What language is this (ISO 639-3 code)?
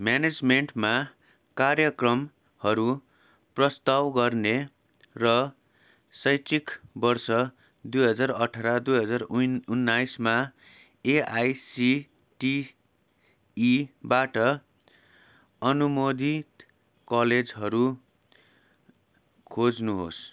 nep